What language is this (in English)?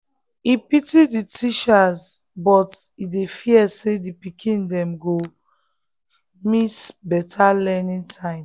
Nigerian Pidgin